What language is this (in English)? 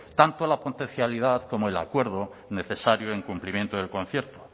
Spanish